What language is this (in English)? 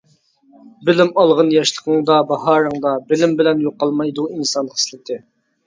Uyghur